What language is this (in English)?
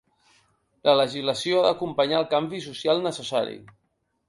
Catalan